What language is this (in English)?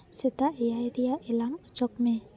Santali